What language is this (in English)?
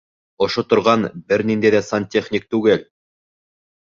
Bashkir